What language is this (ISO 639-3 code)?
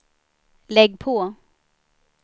swe